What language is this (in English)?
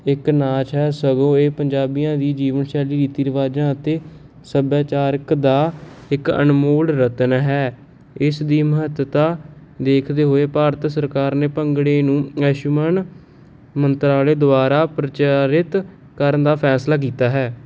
Punjabi